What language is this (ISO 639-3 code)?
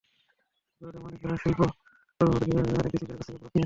ben